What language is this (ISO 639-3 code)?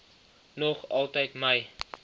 afr